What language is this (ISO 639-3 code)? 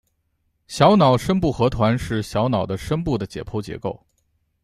zho